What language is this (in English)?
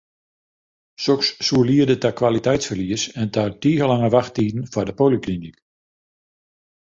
Western Frisian